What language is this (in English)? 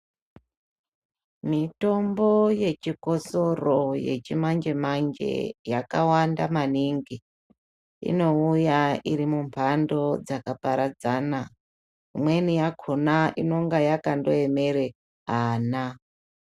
Ndau